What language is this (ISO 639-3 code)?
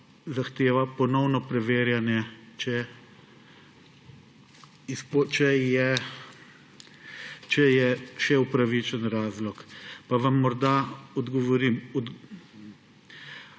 slv